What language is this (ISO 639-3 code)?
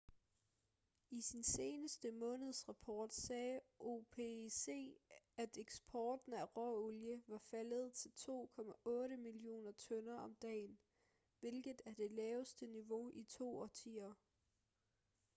dan